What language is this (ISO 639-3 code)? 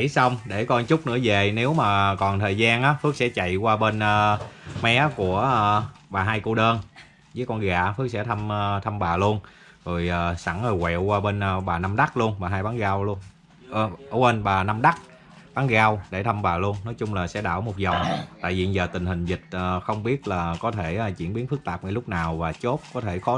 vie